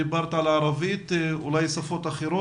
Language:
Hebrew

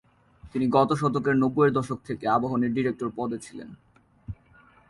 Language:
Bangla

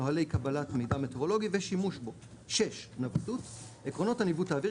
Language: Hebrew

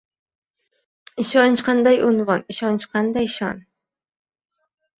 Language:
Uzbek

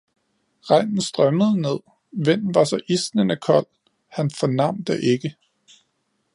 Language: Danish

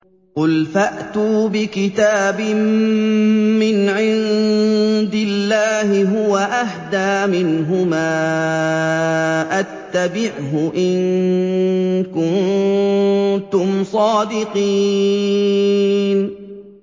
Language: Arabic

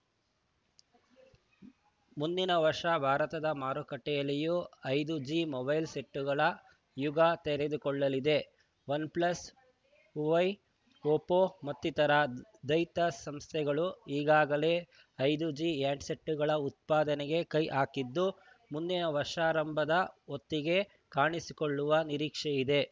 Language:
Kannada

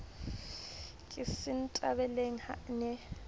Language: Southern Sotho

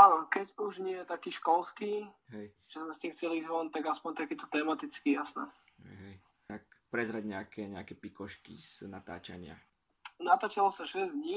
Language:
Slovak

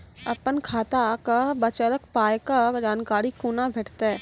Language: Maithili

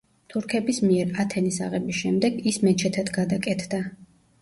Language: Georgian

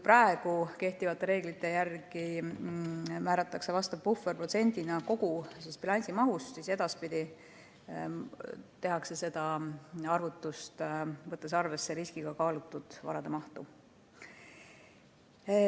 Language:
Estonian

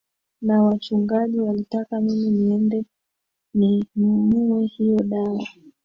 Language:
Swahili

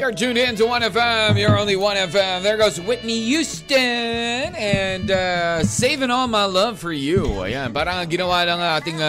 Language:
Filipino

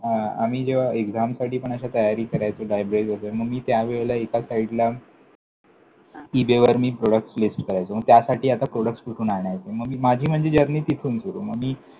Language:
Marathi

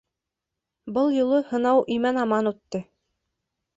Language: Bashkir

